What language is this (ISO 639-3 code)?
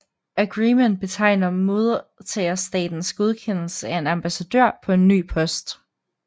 dan